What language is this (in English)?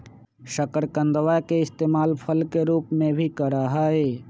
Magahi